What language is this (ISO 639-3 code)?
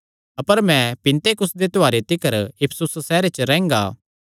xnr